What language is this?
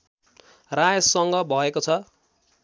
Nepali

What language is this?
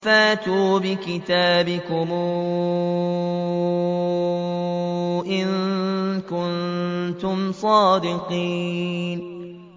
Arabic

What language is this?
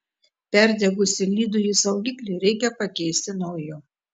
Lithuanian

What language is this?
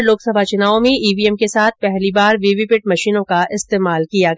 Hindi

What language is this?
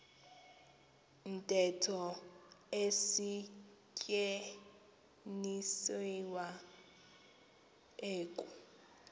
Xhosa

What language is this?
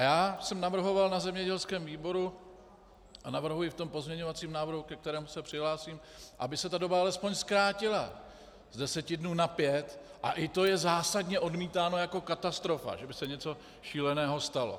Czech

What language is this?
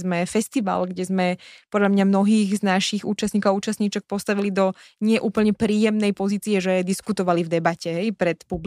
Slovak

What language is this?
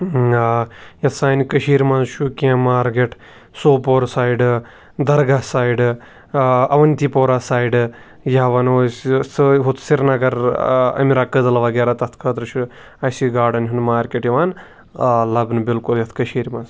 Kashmiri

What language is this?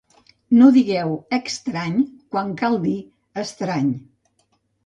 Catalan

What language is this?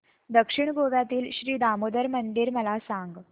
Marathi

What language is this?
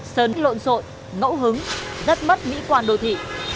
Vietnamese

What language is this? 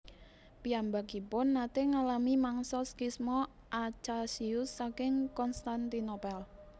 Javanese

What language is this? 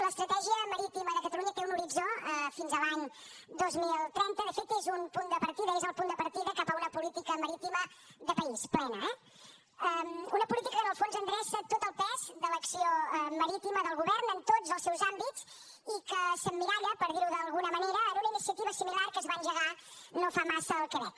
Catalan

